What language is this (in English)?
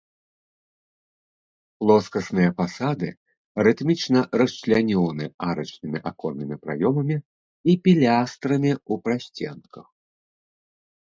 Belarusian